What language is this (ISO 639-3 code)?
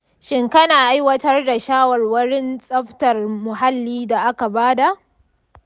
hau